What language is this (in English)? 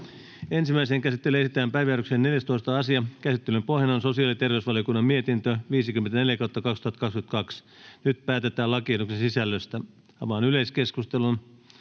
Finnish